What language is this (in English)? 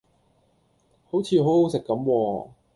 Cantonese